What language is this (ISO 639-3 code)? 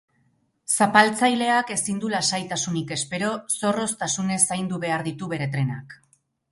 eus